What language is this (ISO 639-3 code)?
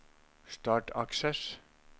nor